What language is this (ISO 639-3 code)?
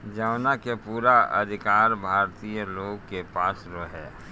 bho